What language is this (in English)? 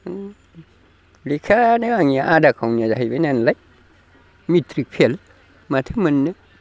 Bodo